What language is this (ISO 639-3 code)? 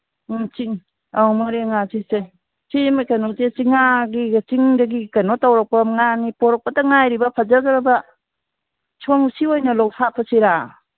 mni